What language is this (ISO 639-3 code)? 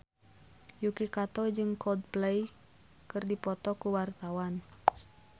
sun